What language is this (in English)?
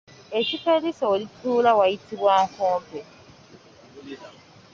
Ganda